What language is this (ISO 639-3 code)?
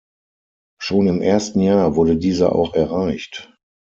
deu